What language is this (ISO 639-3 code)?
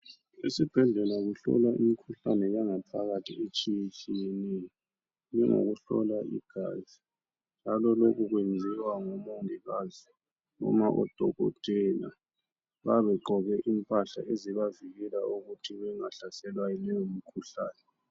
nde